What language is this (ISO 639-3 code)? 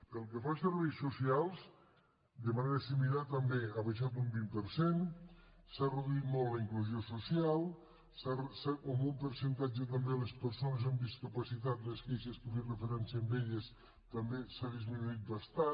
cat